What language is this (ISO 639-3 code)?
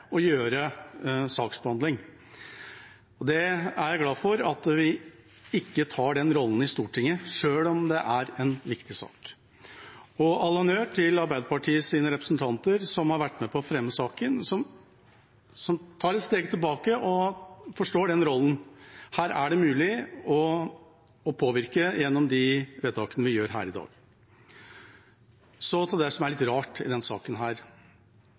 nob